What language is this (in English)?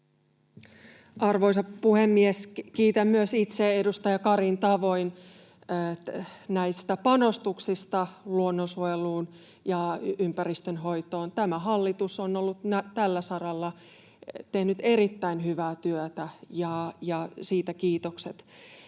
Finnish